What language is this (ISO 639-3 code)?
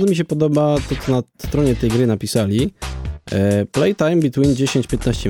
pol